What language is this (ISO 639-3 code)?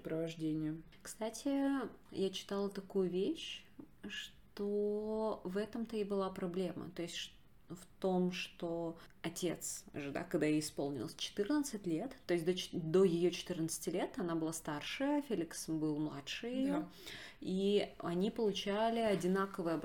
rus